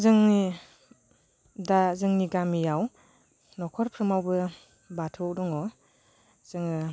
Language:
Bodo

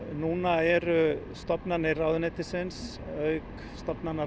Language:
Icelandic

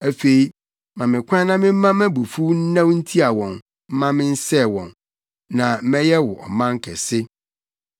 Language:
Akan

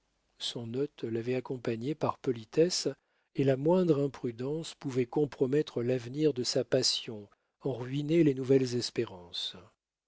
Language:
French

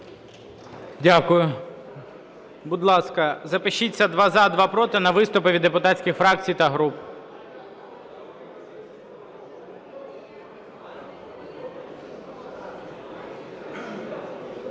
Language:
Ukrainian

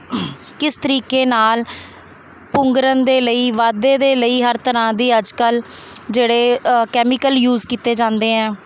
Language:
Punjabi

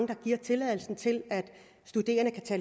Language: Danish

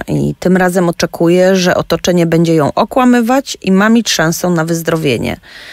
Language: Polish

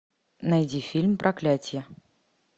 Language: Russian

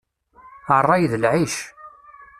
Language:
Kabyle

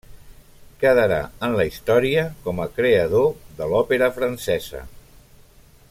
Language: Catalan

